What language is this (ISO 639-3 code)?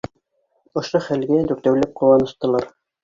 bak